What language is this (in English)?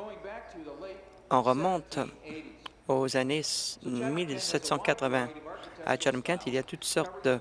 French